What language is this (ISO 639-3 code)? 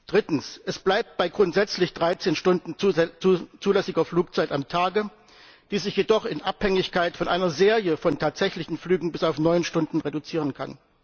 deu